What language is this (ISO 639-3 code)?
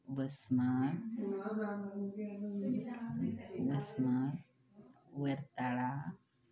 mar